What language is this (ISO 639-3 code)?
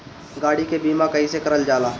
bho